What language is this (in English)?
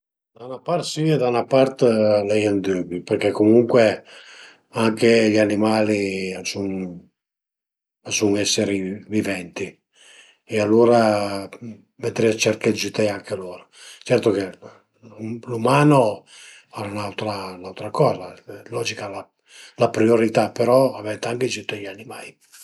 Piedmontese